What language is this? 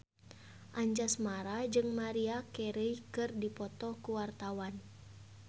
Sundanese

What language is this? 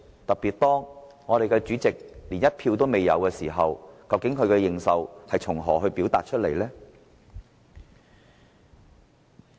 Cantonese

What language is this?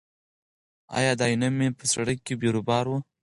Pashto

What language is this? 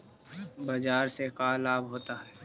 Magahi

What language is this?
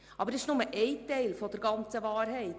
Swiss German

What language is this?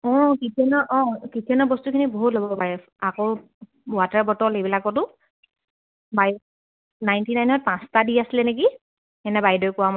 Assamese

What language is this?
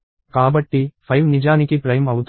Telugu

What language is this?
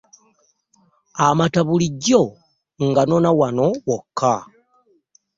Ganda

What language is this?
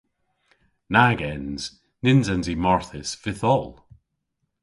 Cornish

